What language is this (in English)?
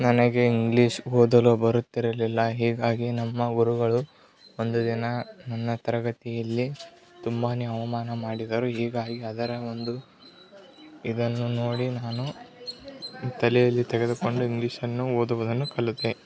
Kannada